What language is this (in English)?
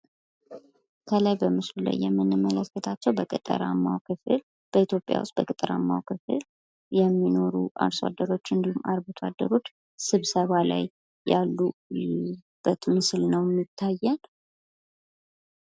Amharic